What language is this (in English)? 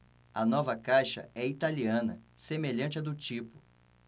Portuguese